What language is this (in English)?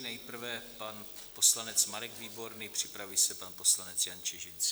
Czech